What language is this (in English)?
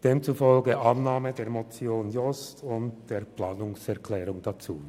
Swiss German